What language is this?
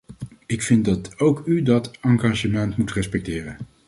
Dutch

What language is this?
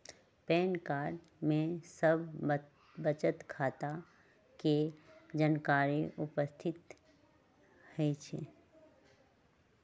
Magahi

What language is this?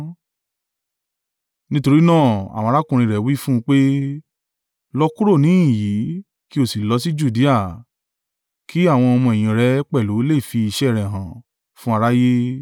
Yoruba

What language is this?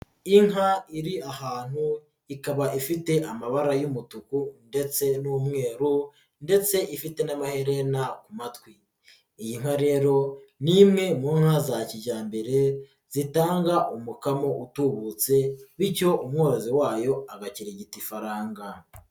Kinyarwanda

